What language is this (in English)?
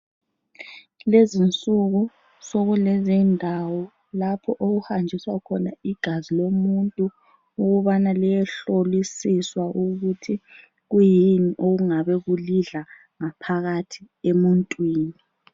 North Ndebele